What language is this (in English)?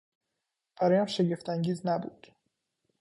Persian